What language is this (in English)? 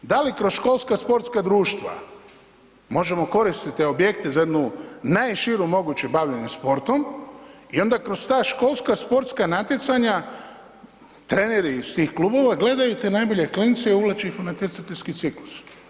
Croatian